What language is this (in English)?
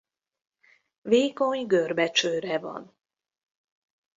Hungarian